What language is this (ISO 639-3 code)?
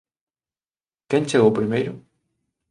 glg